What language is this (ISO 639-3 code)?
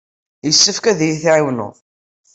kab